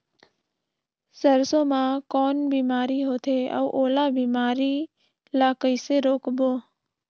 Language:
Chhattisgarhi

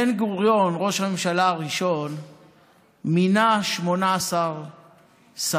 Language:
Hebrew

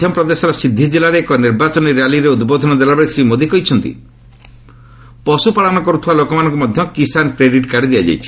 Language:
Odia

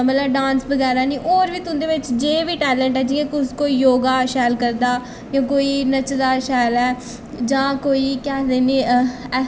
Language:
Dogri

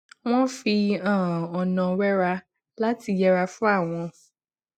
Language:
Yoruba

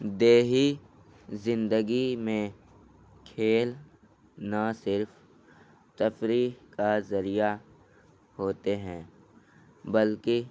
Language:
Urdu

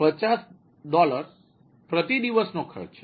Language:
Gujarati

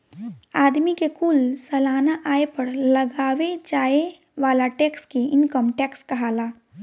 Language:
Bhojpuri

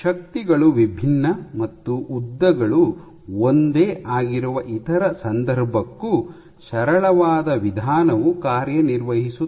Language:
Kannada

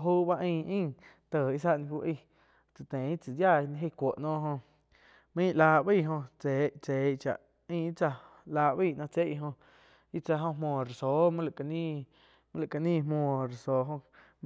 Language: Quiotepec Chinantec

